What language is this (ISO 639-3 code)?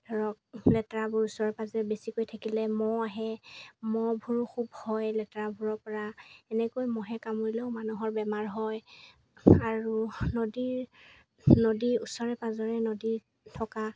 asm